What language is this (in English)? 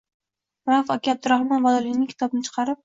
Uzbek